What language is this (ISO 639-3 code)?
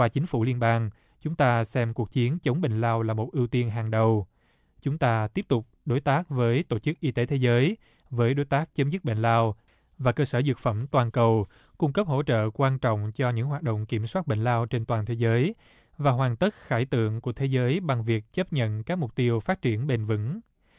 vie